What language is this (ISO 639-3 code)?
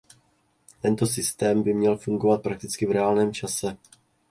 ces